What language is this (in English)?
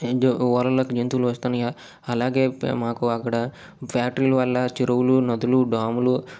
Telugu